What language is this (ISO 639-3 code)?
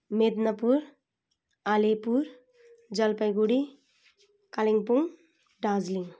nep